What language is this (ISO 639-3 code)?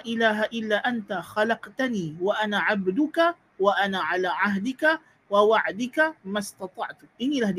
msa